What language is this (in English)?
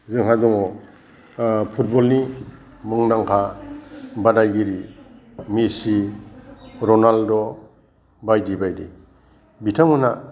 Bodo